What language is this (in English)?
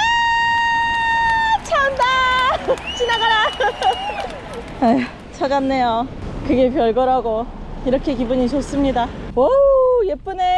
Korean